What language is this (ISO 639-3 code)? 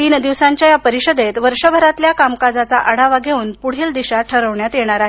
mar